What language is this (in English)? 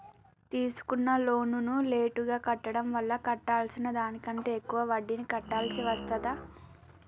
Telugu